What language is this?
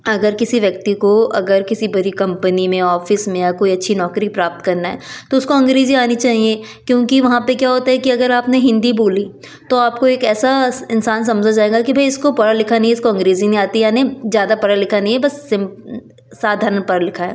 Hindi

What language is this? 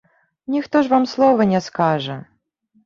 Belarusian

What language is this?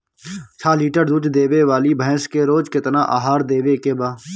Bhojpuri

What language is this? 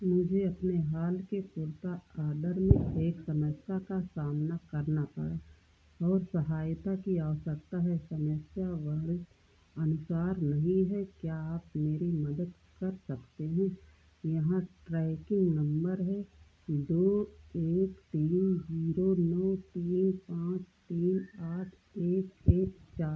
Hindi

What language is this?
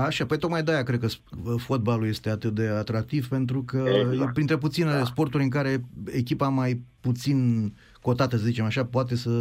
Romanian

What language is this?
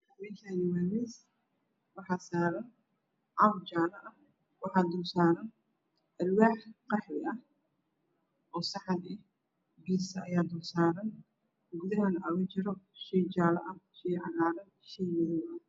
Somali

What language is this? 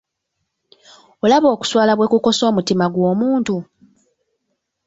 Ganda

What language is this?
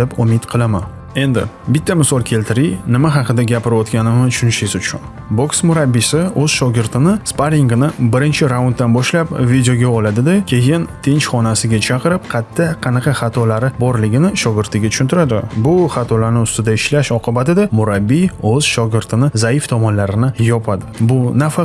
Uzbek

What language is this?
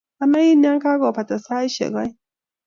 Kalenjin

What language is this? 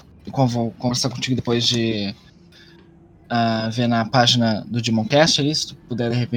Portuguese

